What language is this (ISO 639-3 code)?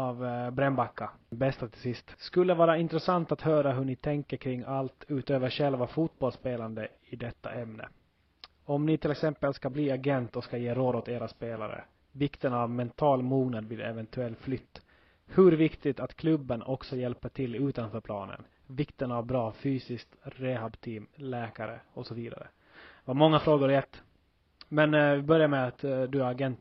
swe